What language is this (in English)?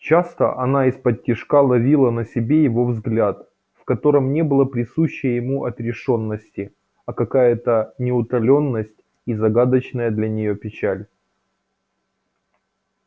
Russian